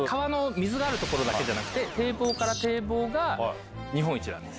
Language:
Japanese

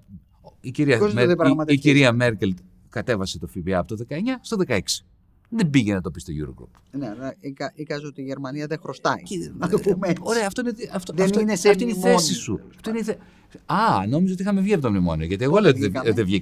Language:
Greek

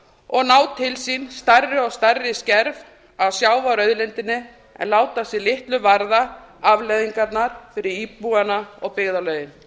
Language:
Icelandic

